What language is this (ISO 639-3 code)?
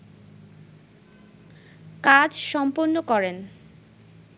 ben